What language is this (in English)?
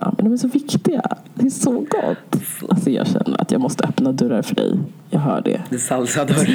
Swedish